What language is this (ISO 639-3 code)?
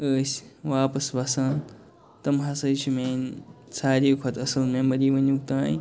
kas